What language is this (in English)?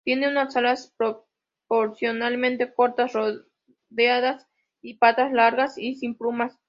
Spanish